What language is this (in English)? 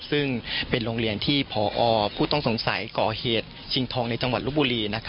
Thai